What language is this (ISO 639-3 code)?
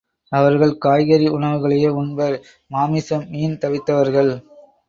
tam